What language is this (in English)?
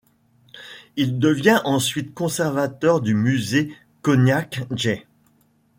French